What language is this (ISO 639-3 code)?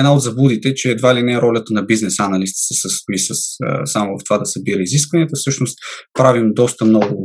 bul